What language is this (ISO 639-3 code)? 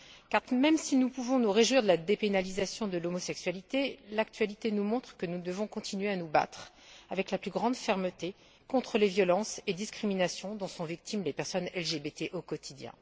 fra